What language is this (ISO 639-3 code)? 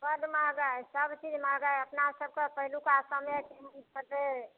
mai